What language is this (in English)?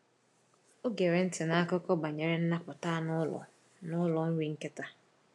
Igbo